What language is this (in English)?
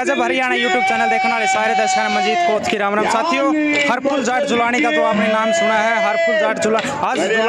Romanian